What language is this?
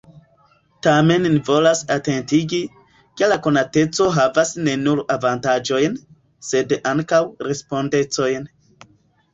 Esperanto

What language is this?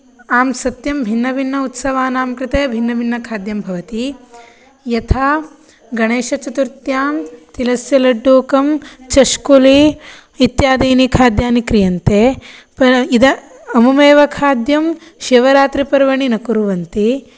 Sanskrit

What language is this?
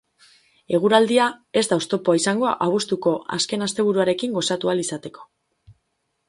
Basque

